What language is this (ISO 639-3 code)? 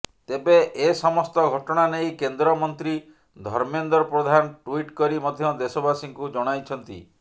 ori